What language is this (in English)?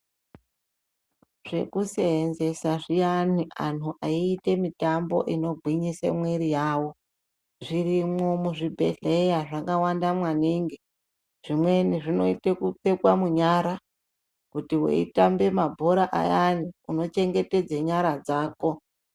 Ndau